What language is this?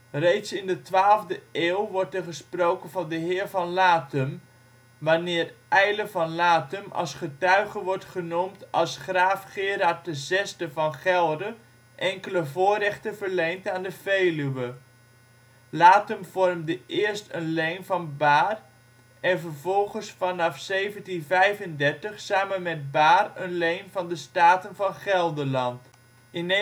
Dutch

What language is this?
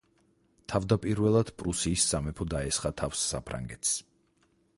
Georgian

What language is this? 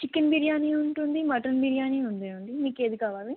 Telugu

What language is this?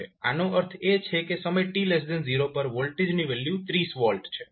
Gujarati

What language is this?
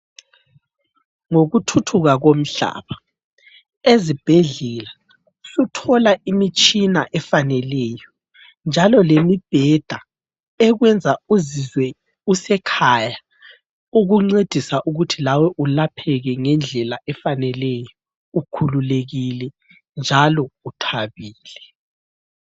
North Ndebele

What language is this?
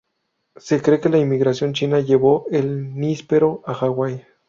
Spanish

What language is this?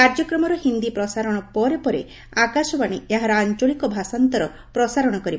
Odia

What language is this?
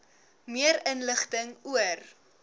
Afrikaans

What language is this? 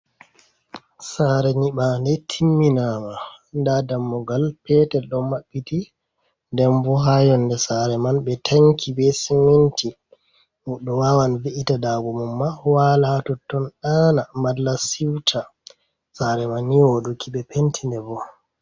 Fula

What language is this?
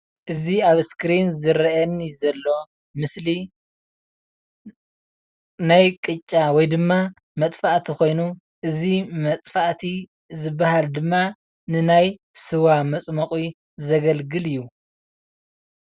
Tigrinya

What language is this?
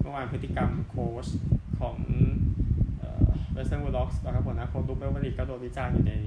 Thai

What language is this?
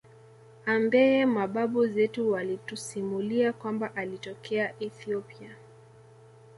Swahili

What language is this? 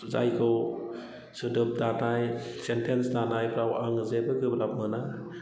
Bodo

